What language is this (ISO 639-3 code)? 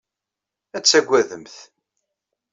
kab